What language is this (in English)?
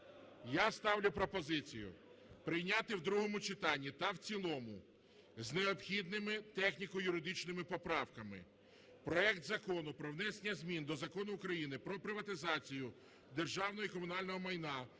Ukrainian